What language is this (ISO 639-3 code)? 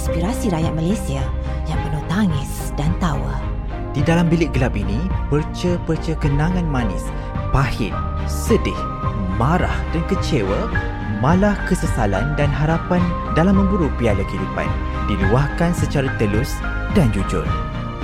msa